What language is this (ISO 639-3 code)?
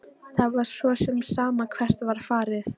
isl